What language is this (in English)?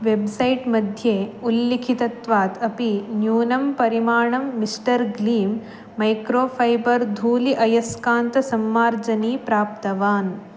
Sanskrit